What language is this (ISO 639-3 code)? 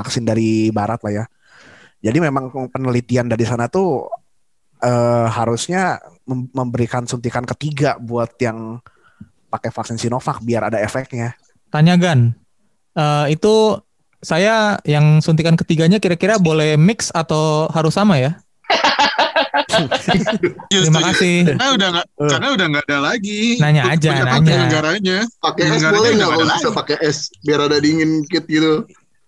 ind